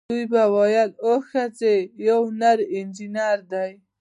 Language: Pashto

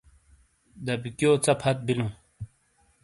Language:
Shina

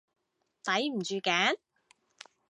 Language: Cantonese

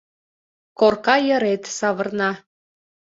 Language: Mari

